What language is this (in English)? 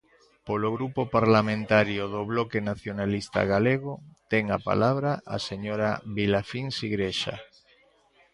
Galician